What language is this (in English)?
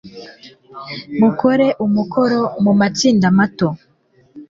Kinyarwanda